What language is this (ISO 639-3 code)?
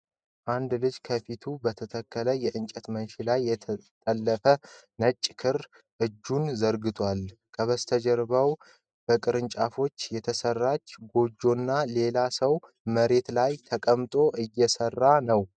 amh